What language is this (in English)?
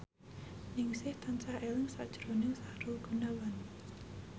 Javanese